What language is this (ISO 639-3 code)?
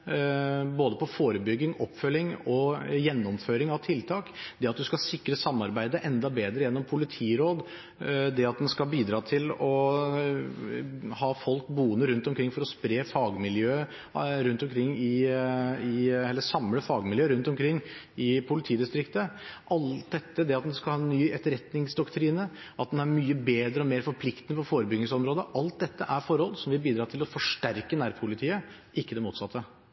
nob